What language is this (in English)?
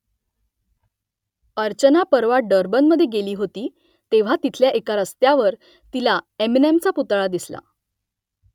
Marathi